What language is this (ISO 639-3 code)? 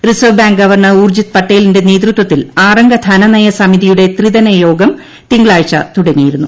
mal